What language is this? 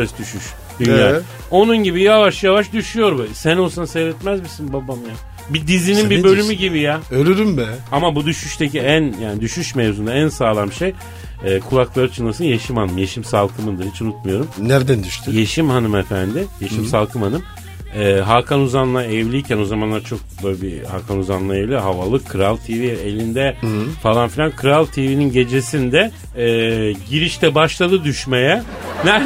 Turkish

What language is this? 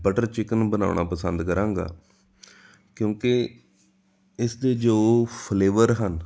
Punjabi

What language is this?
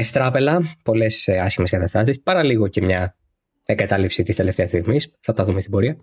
Greek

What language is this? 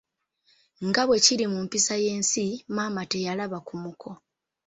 Ganda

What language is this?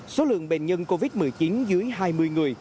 Vietnamese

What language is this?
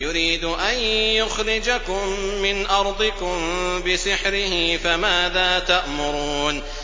Arabic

